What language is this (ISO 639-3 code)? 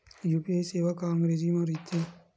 hne